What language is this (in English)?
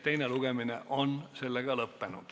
Estonian